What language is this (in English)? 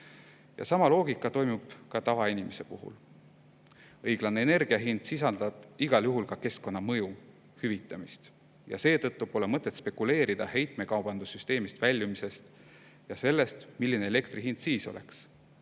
Estonian